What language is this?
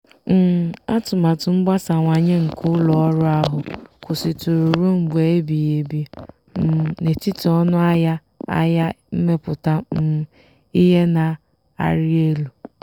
Igbo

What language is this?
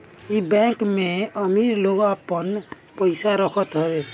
Bhojpuri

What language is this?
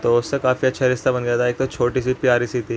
Urdu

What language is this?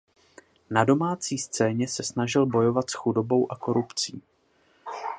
Czech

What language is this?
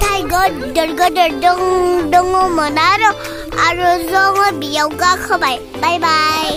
Thai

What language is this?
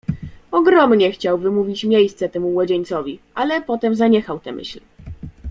Polish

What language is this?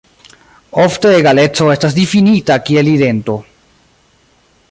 Esperanto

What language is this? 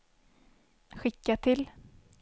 Swedish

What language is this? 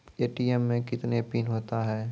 Maithili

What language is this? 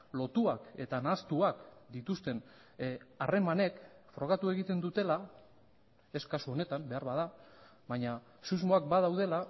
Basque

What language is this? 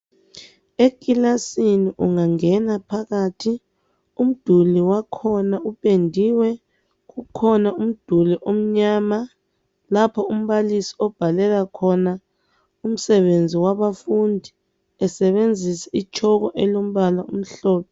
North Ndebele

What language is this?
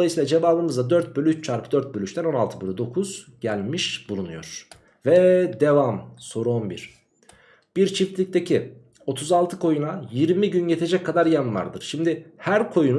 Turkish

